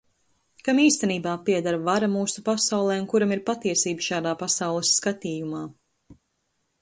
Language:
Latvian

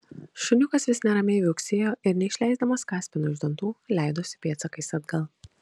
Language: Lithuanian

